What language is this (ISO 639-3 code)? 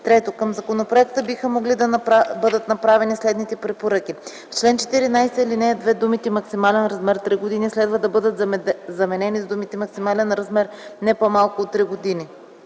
bul